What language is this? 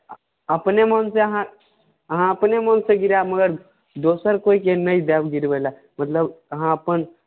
Maithili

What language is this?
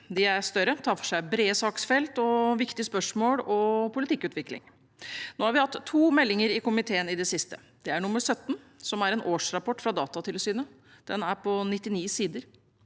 Norwegian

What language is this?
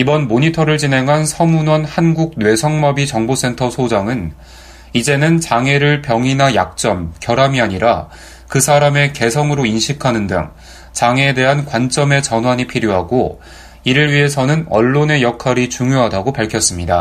Korean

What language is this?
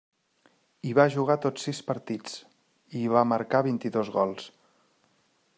Catalan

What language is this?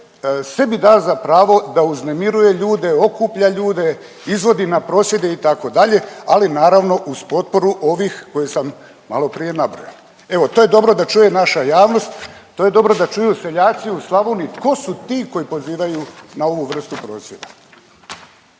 Croatian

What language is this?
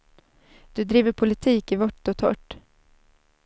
Swedish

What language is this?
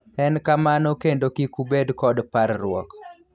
Luo (Kenya and Tanzania)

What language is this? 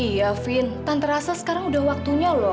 Indonesian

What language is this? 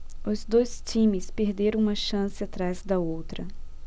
Portuguese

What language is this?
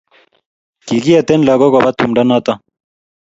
Kalenjin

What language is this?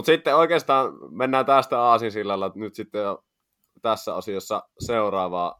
Finnish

